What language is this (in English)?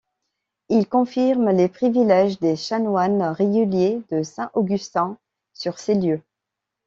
French